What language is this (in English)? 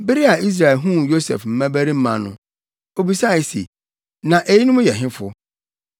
Akan